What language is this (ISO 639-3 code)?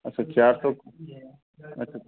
hin